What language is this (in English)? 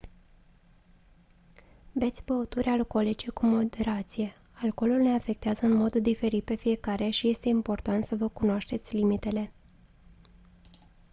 Romanian